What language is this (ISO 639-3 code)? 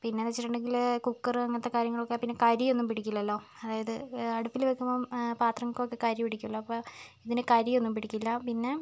mal